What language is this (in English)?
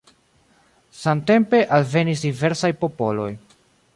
Esperanto